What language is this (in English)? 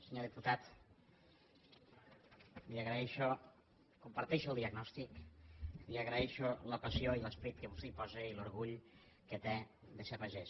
Catalan